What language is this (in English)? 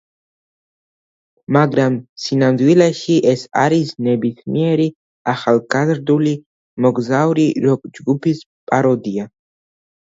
Georgian